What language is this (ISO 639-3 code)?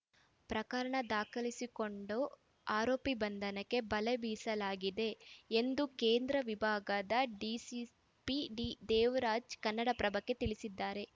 kan